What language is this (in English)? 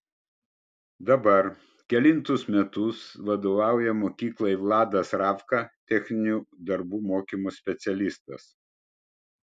Lithuanian